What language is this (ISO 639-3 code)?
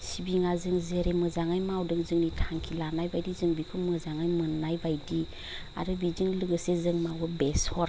brx